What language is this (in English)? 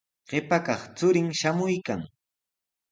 Sihuas Ancash Quechua